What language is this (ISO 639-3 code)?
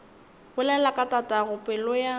nso